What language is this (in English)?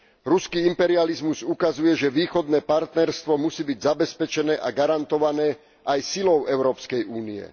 Slovak